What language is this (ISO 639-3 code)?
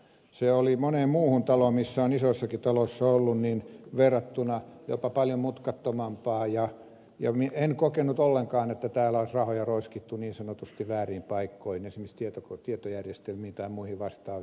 fin